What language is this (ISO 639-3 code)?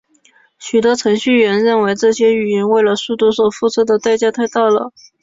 zho